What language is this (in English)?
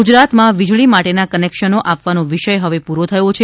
Gujarati